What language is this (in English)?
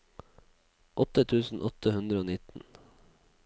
Norwegian